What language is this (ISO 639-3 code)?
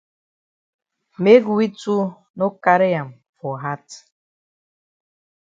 wes